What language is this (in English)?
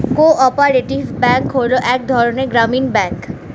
Bangla